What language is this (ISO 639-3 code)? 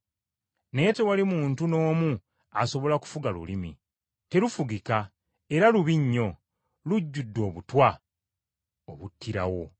lug